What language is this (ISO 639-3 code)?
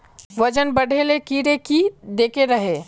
mag